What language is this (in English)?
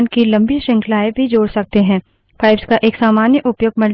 Hindi